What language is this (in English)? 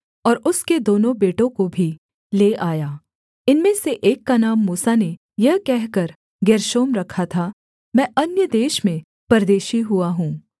Hindi